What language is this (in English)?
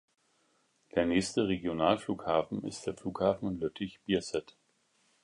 German